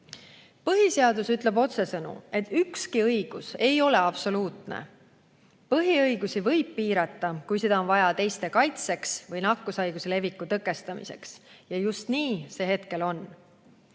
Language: Estonian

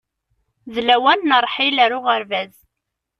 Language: Kabyle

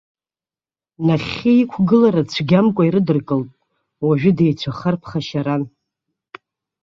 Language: Abkhazian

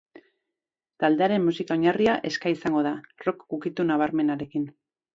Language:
Basque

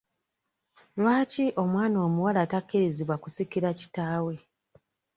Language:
Ganda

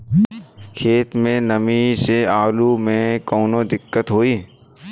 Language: Bhojpuri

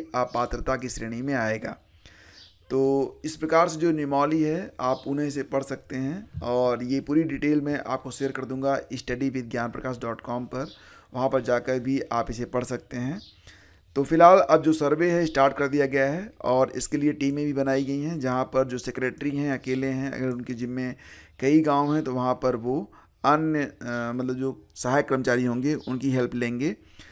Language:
Hindi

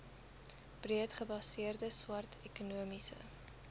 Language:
Afrikaans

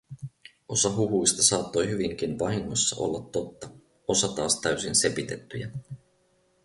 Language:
Finnish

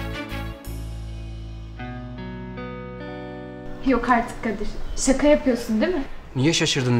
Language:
Turkish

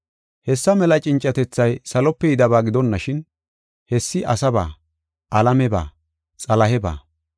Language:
Gofa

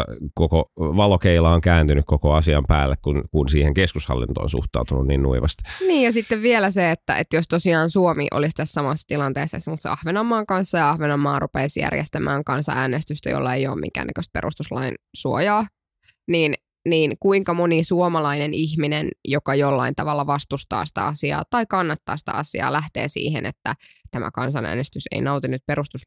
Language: Finnish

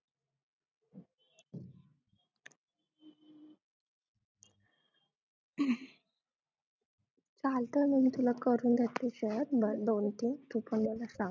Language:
Marathi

